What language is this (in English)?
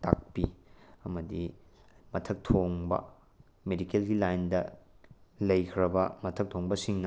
Manipuri